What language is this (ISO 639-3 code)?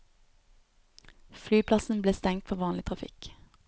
nor